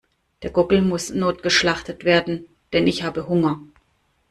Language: German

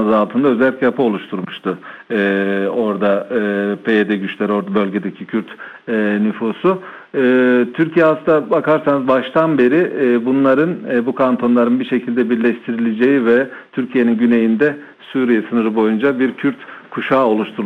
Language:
Turkish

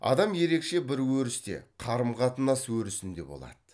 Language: Kazakh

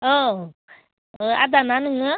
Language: Bodo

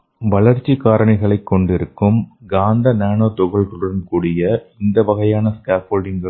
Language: Tamil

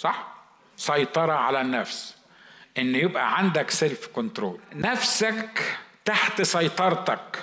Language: Arabic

